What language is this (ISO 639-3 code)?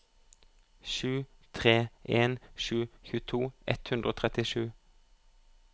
nor